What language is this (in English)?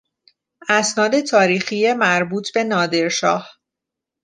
Persian